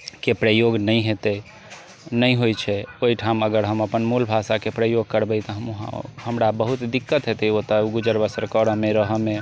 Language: Maithili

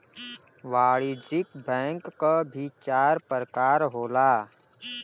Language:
Bhojpuri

